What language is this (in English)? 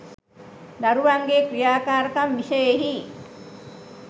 Sinhala